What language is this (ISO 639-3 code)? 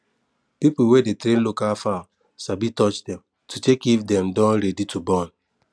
pcm